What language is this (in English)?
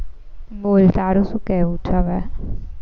Gujarati